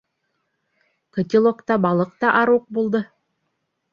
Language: Bashkir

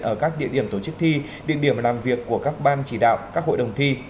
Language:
Vietnamese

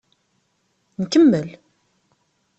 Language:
Kabyle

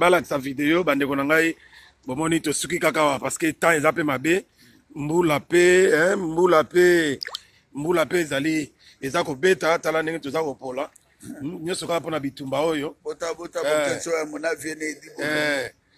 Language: French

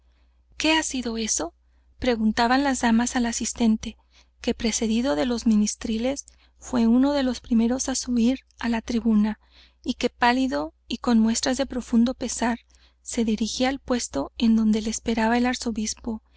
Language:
Spanish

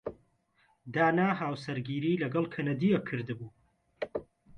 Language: Central Kurdish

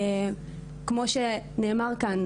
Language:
Hebrew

